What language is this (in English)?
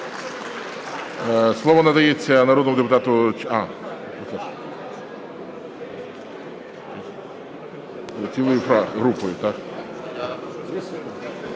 Ukrainian